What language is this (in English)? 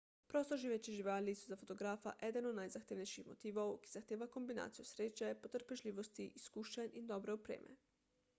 Slovenian